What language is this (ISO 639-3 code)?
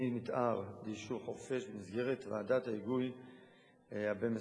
heb